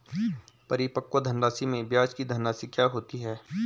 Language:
Hindi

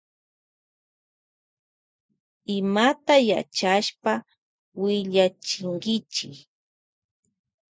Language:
Loja Highland Quichua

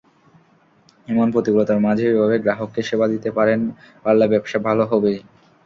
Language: Bangla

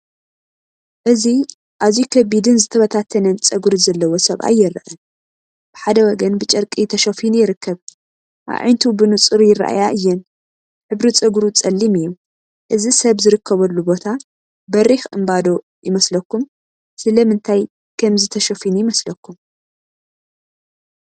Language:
Tigrinya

